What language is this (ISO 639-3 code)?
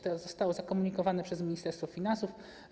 pol